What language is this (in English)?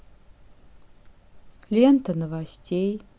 Russian